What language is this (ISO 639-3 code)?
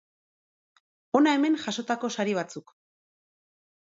eus